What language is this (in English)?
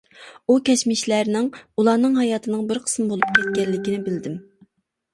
Uyghur